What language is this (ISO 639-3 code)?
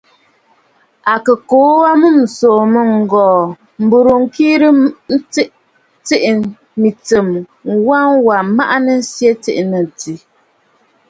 bfd